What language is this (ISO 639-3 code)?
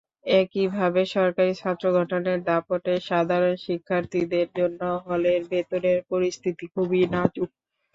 ben